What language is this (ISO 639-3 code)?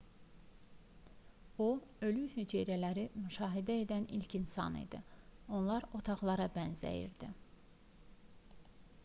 aze